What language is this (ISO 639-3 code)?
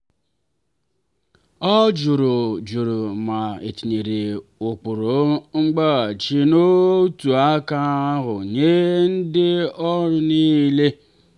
ibo